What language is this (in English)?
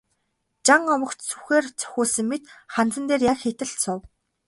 Mongolian